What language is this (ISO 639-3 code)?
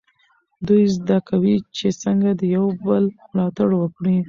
pus